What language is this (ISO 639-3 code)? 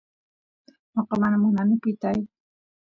qus